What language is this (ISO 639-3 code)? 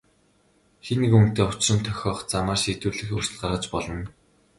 mon